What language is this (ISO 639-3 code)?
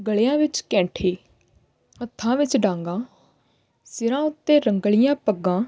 pan